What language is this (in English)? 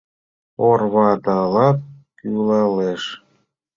Mari